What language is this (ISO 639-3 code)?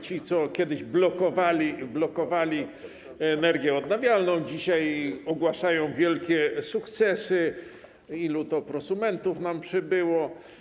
pol